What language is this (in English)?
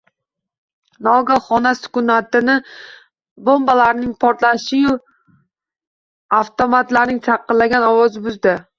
Uzbek